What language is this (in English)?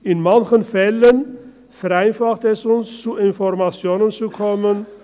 Swiss German